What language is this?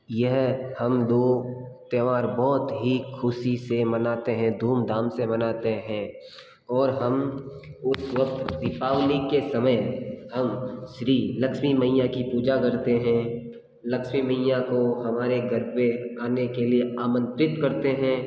Hindi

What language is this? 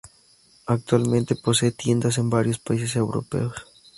Spanish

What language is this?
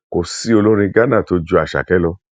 Yoruba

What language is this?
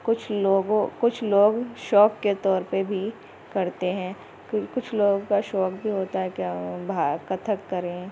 Urdu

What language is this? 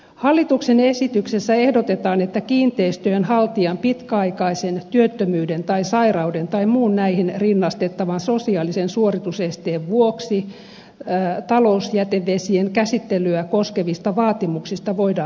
Finnish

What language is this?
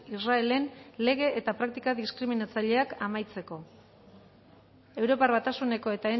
Basque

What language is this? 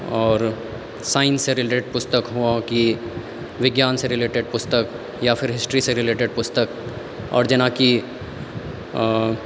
Maithili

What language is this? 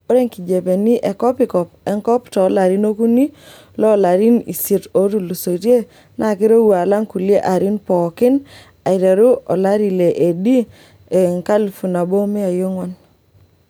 Masai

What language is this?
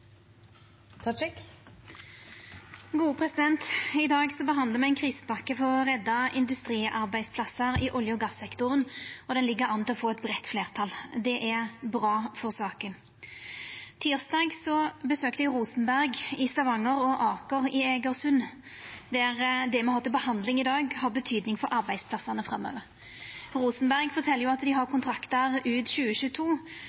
Norwegian Nynorsk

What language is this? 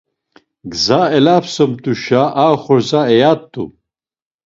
Laz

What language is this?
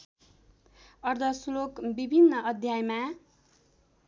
Nepali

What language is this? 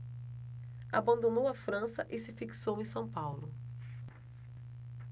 Portuguese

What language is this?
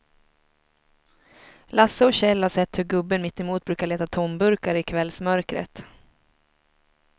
Swedish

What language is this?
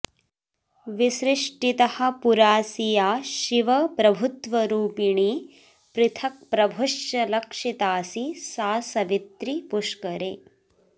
Sanskrit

